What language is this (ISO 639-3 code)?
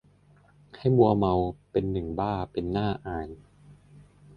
tha